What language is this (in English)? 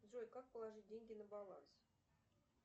Russian